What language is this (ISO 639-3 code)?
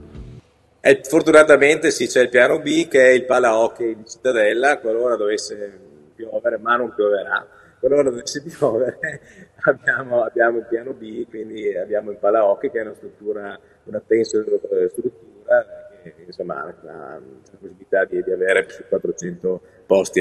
ita